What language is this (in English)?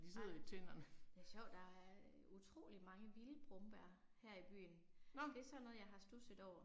Danish